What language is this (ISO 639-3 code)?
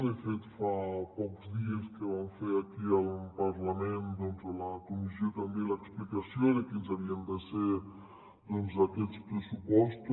cat